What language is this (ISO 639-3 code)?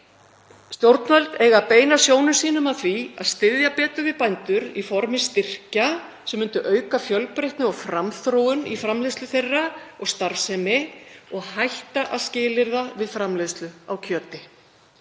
isl